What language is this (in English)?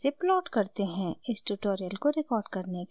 Hindi